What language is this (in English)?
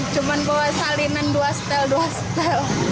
Indonesian